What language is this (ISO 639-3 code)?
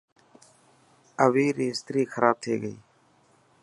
mki